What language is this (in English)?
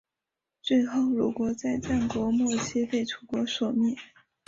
Chinese